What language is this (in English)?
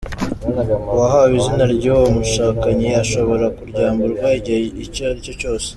Kinyarwanda